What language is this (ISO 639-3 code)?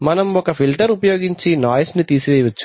tel